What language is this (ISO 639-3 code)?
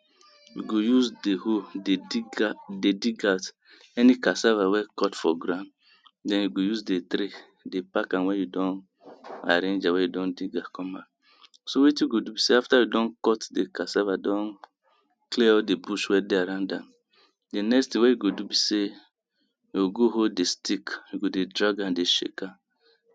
pcm